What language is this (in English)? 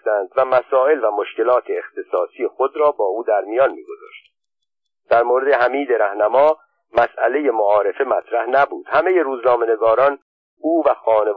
Persian